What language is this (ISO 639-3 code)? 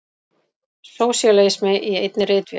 isl